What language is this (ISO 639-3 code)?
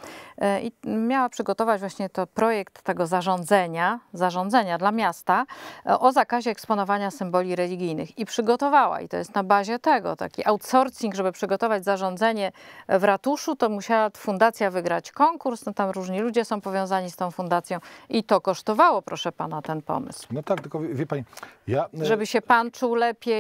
pol